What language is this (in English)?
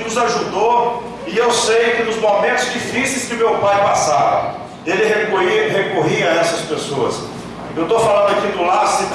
Portuguese